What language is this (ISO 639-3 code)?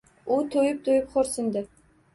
uzb